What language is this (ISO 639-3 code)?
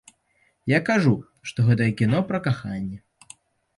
bel